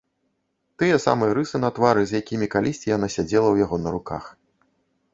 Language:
Belarusian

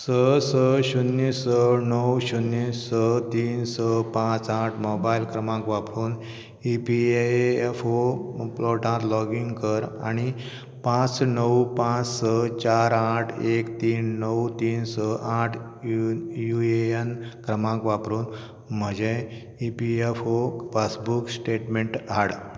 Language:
Konkani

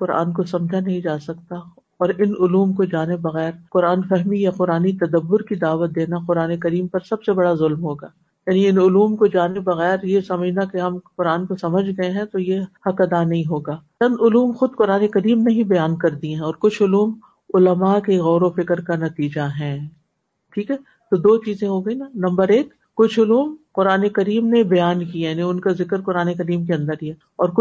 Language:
Urdu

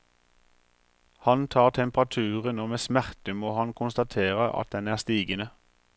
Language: Norwegian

